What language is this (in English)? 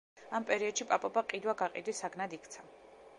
Georgian